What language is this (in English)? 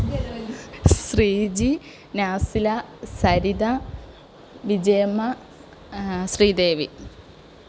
Malayalam